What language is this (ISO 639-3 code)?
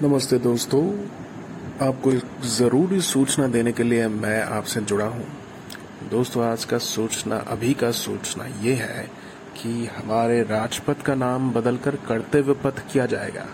hin